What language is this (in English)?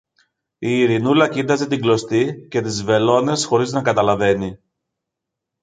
Greek